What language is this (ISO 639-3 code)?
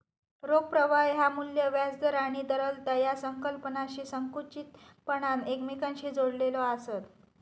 mar